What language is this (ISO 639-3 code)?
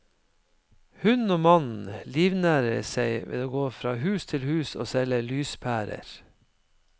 nor